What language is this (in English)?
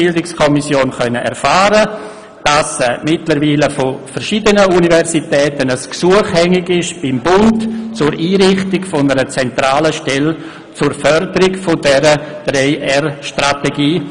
Swiss German